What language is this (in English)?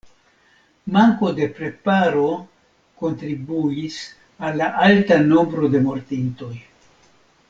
Esperanto